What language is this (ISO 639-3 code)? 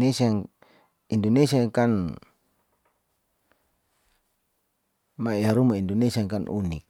sau